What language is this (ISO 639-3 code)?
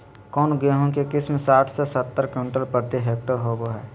mag